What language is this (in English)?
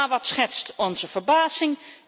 Dutch